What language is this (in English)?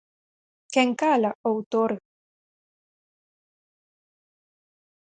Galician